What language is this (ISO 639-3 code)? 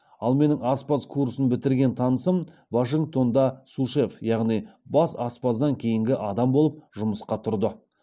kaz